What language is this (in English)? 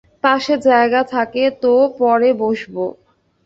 Bangla